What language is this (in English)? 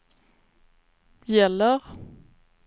Swedish